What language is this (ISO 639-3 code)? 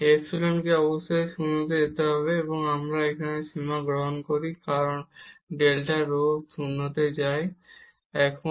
ben